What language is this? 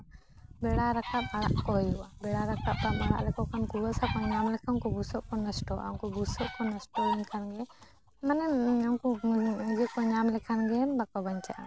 Santali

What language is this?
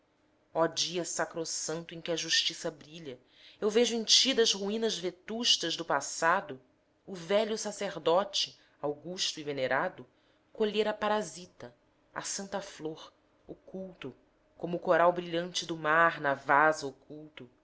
Portuguese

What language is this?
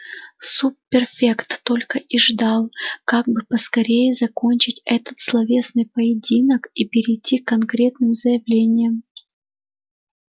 Russian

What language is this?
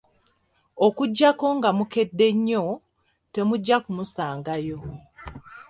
Ganda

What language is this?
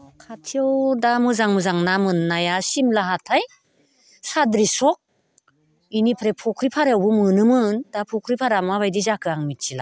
Bodo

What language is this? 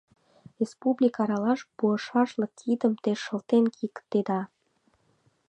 Mari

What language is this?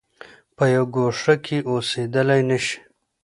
Pashto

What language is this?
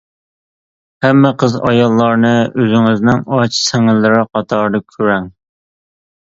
Uyghur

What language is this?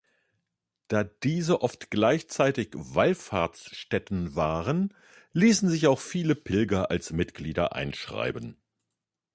German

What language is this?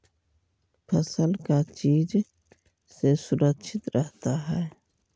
Magahi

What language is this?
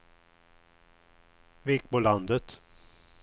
Swedish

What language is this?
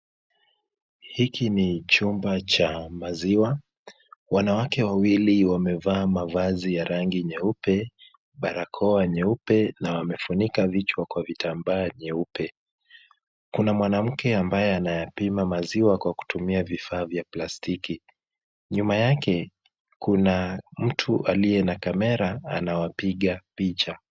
Swahili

